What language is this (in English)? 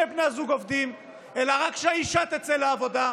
Hebrew